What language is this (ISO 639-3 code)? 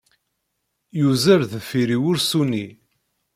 kab